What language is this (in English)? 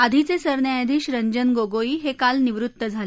Marathi